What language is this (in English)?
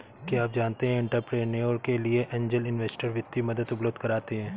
Hindi